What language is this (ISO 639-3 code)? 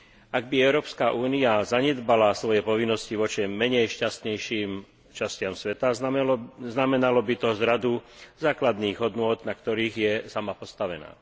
slk